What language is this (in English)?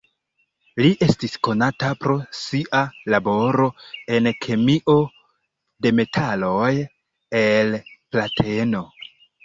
Esperanto